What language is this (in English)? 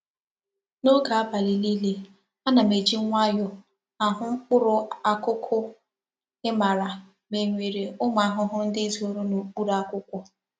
Igbo